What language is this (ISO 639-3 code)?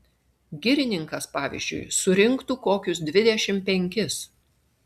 lit